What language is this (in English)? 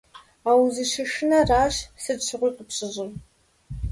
Kabardian